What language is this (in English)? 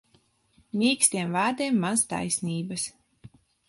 Latvian